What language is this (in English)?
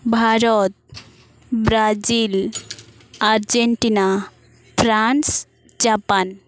Santali